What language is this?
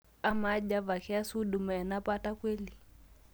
Masai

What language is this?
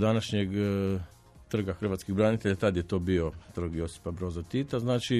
Croatian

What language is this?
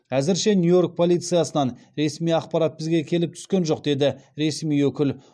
Kazakh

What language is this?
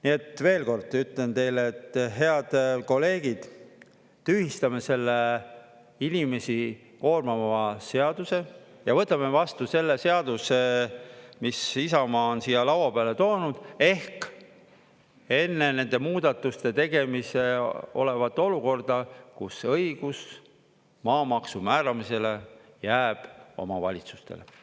Estonian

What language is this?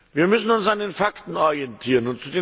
German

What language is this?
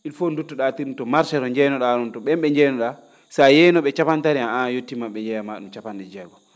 Fula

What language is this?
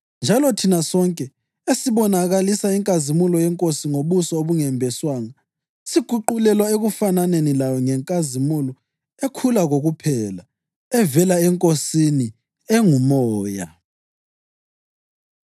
North Ndebele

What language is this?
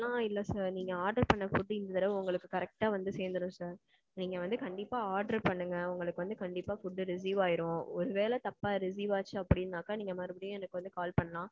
Tamil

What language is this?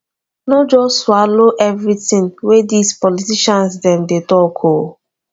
Nigerian Pidgin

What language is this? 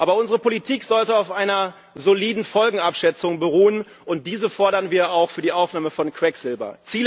German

